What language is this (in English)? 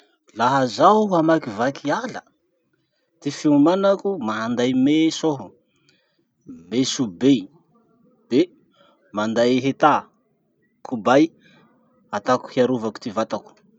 Masikoro Malagasy